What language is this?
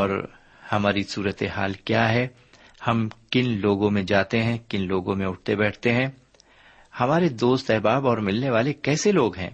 Urdu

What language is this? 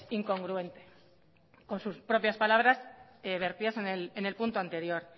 Spanish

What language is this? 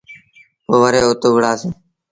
Sindhi Bhil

